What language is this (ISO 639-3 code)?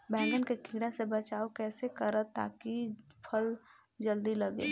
bho